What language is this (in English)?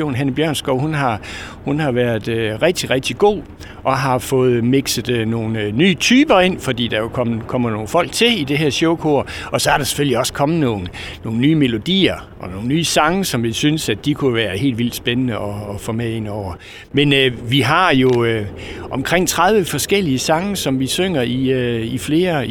Danish